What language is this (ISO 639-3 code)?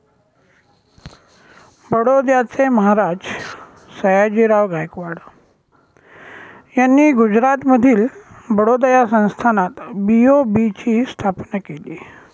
mar